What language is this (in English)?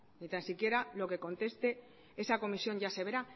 Spanish